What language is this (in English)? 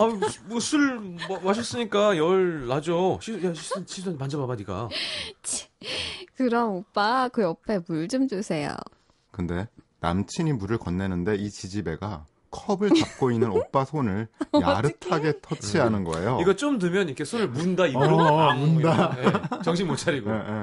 Korean